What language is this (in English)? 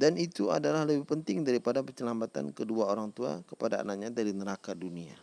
Indonesian